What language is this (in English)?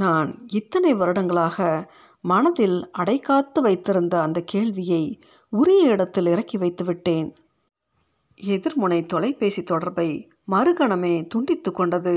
Tamil